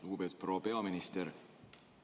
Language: Estonian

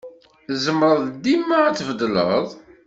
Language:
Kabyle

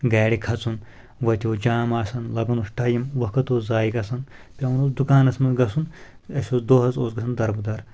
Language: Kashmiri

